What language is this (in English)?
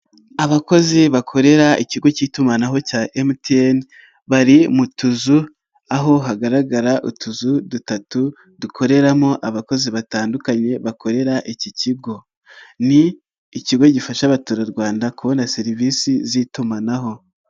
Kinyarwanda